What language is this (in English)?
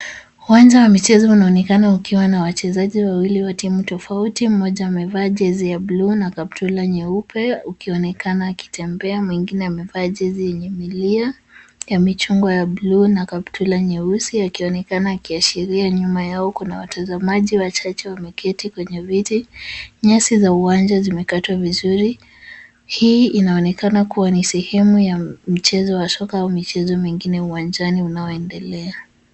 Swahili